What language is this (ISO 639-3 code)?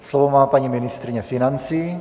ces